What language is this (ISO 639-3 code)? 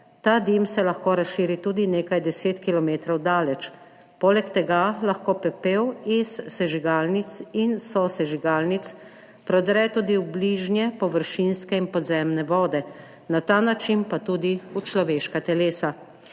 slv